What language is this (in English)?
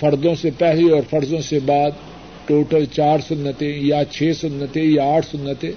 Urdu